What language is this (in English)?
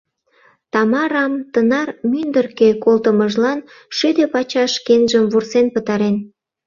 Mari